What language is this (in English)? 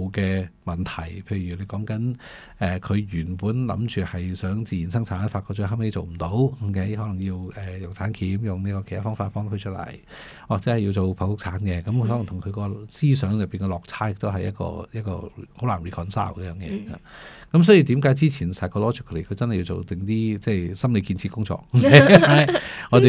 Chinese